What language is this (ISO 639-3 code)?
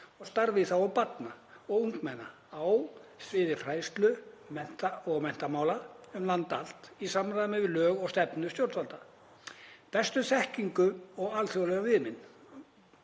isl